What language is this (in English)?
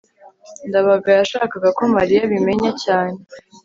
Kinyarwanda